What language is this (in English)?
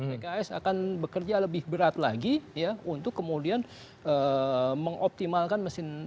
Indonesian